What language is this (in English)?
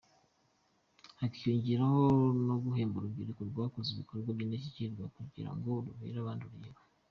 Kinyarwanda